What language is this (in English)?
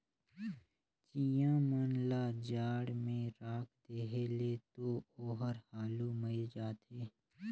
Chhattisgarhi